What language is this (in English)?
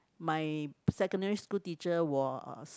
English